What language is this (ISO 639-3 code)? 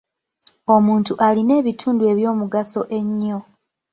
lug